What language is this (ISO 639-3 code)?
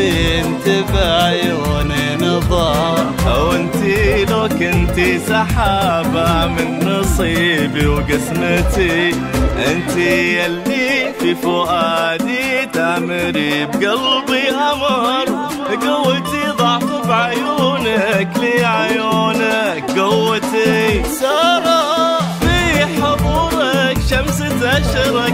ara